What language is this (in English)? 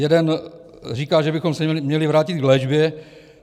Czech